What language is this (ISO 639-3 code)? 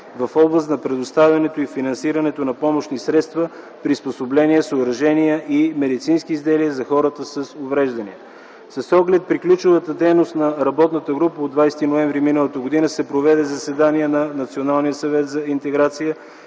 bul